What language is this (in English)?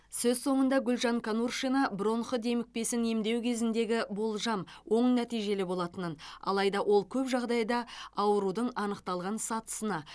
Kazakh